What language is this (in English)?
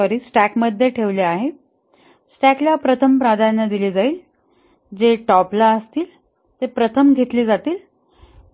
Marathi